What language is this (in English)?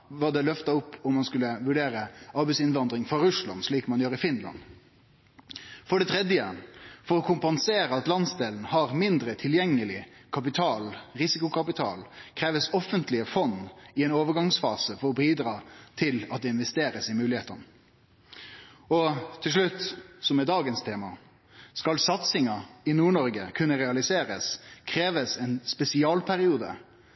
Norwegian Nynorsk